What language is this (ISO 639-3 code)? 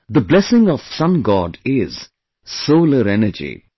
eng